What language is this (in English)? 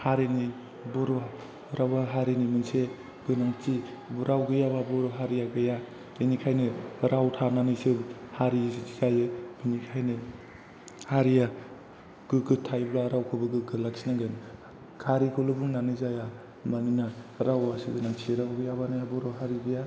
Bodo